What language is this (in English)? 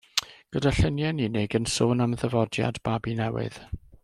Welsh